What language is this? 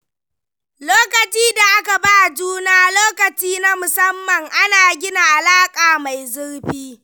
Hausa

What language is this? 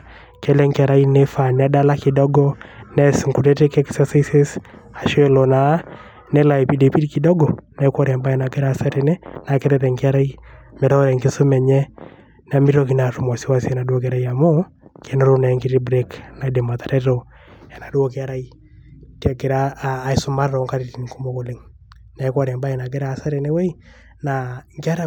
Masai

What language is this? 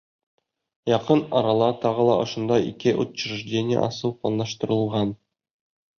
Bashkir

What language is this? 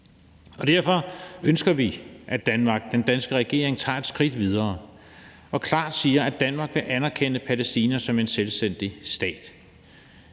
Danish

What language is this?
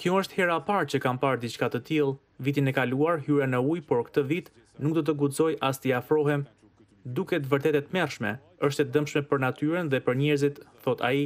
Romanian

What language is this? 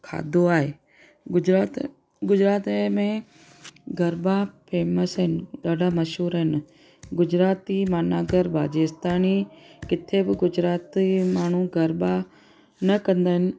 Sindhi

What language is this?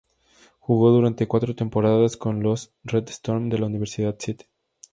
Spanish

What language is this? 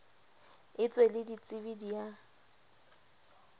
Southern Sotho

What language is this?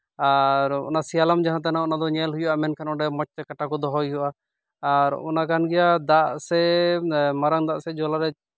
Santali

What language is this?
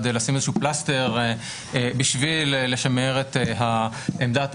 Hebrew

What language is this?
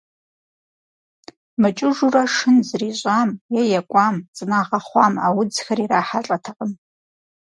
Kabardian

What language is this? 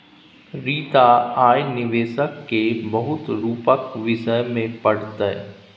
Maithili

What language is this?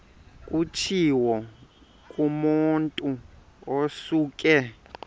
Xhosa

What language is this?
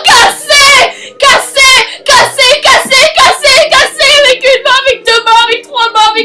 French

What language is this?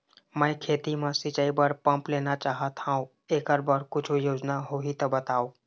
Chhattisgarhi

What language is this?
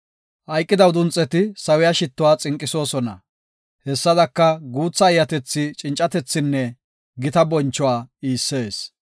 Gofa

